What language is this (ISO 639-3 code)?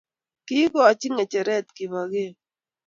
kln